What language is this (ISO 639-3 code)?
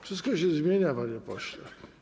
pol